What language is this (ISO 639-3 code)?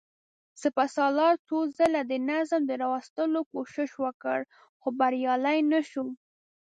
pus